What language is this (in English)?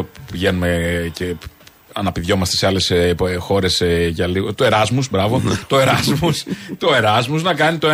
Greek